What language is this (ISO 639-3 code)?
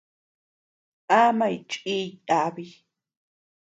cux